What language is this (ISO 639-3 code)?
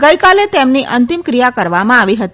guj